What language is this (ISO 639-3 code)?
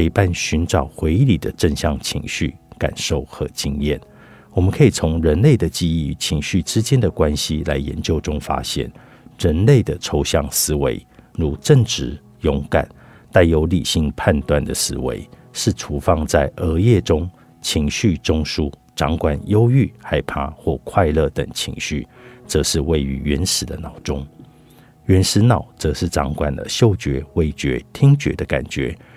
zho